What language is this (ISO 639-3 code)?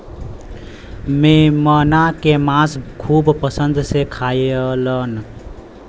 bho